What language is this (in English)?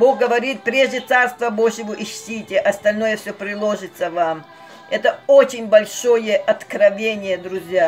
Russian